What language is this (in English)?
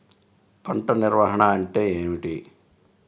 Telugu